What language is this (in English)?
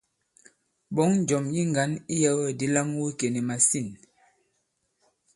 Bankon